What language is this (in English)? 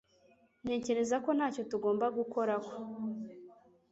Kinyarwanda